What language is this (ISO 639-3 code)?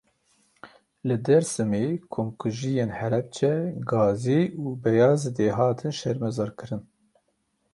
kur